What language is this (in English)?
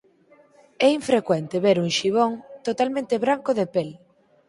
Galician